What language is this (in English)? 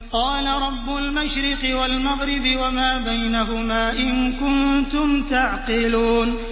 Arabic